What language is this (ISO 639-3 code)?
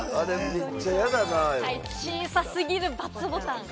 jpn